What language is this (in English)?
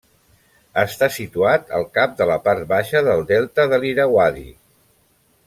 Catalan